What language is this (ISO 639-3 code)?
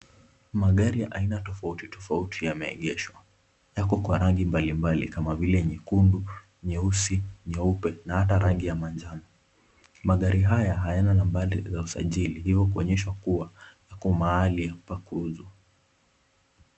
swa